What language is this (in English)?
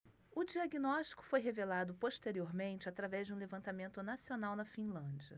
Portuguese